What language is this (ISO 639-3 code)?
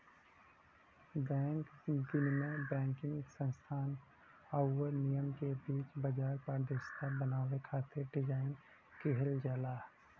bho